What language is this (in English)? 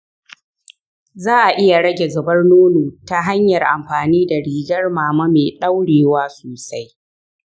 Hausa